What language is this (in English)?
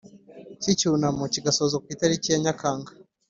Kinyarwanda